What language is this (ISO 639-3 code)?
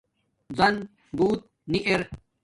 dmk